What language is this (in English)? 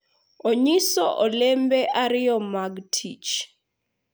Luo (Kenya and Tanzania)